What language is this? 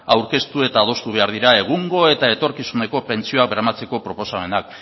Basque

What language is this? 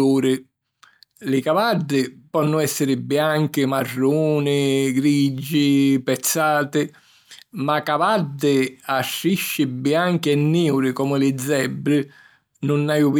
Sicilian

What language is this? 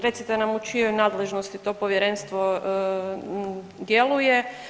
Croatian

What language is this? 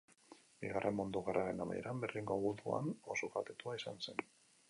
Basque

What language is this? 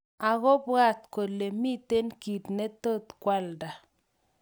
Kalenjin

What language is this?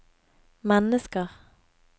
Norwegian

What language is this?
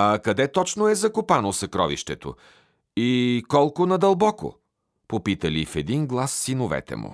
Bulgarian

